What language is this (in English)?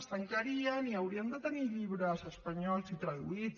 Catalan